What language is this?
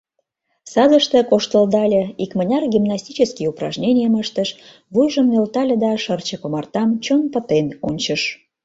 Mari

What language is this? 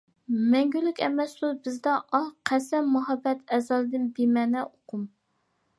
Uyghur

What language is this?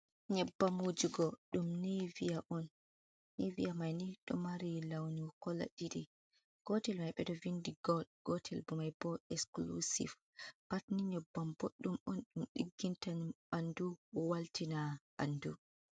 Fula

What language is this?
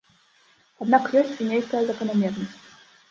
Belarusian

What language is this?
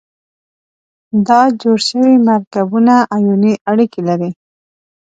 Pashto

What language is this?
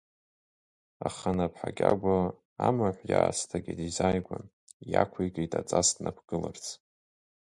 Abkhazian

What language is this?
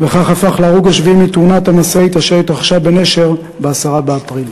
Hebrew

